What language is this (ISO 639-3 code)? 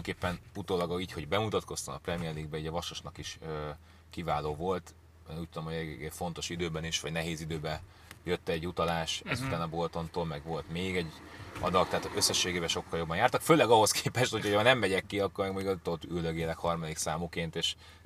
hun